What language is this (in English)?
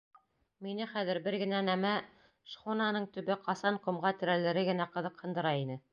Bashkir